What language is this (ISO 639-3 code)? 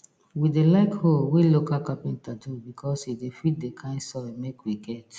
pcm